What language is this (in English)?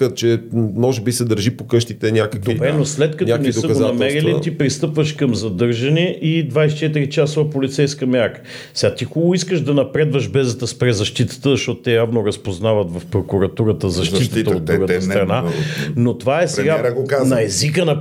Bulgarian